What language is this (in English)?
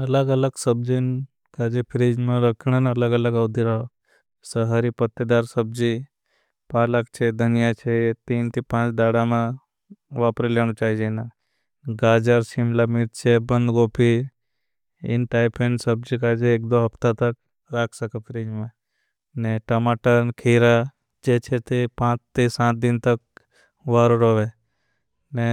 Bhili